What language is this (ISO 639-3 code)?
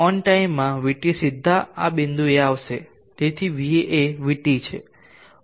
guj